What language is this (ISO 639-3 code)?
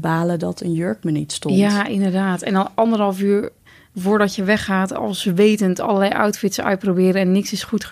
nld